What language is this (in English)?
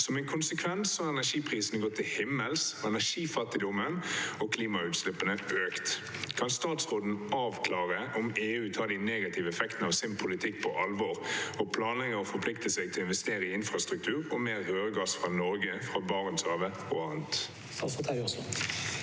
Norwegian